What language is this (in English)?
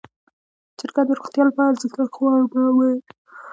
Pashto